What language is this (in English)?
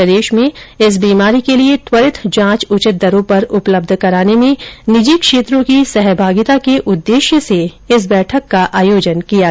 Hindi